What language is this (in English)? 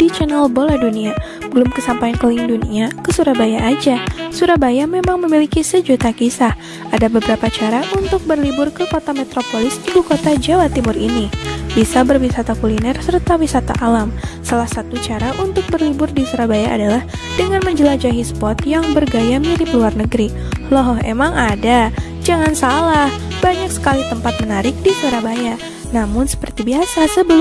Indonesian